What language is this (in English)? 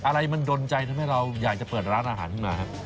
Thai